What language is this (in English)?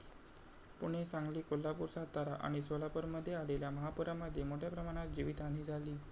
Marathi